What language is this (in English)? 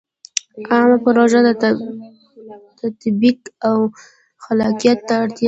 Pashto